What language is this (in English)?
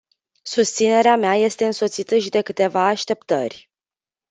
Romanian